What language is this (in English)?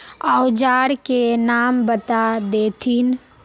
Magahi